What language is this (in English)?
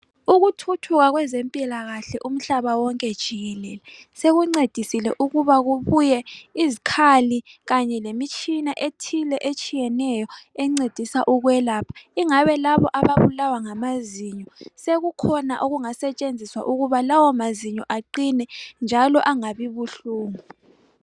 North Ndebele